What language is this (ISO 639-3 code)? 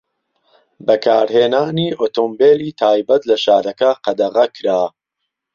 ckb